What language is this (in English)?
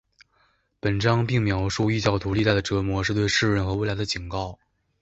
Chinese